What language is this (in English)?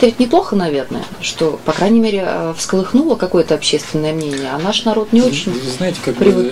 Russian